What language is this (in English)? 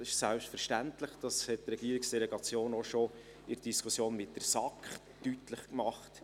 Swiss German